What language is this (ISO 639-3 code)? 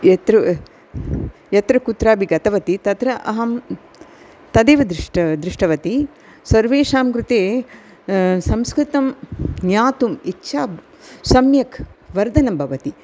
san